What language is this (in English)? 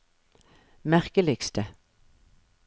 Norwegian